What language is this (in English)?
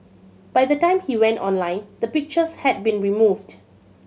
English